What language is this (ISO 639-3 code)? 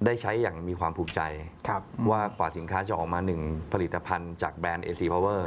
tha